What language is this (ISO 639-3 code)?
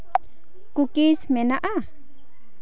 sat